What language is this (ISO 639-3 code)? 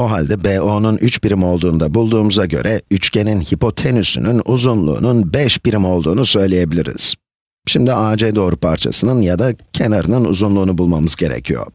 tur